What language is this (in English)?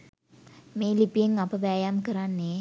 Sinhala